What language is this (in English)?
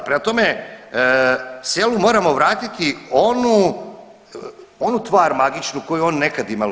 Croatian